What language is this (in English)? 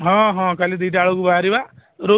Odia